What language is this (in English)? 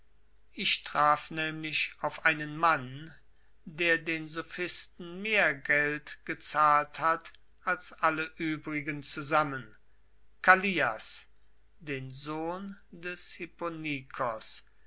German